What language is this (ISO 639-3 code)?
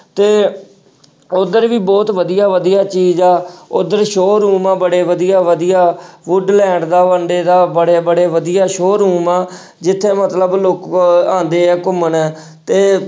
pan